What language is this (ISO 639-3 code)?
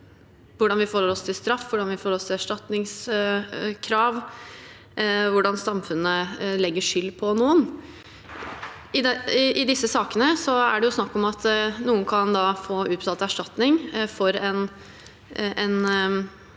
nor